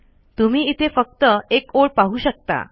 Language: Marathi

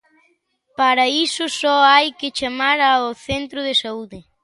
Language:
Galician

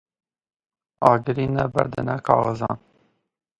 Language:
Kurdish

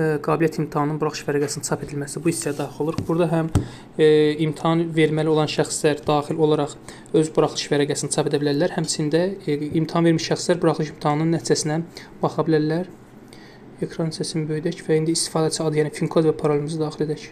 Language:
Turkish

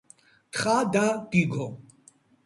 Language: Georgian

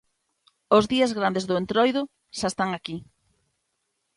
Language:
Galician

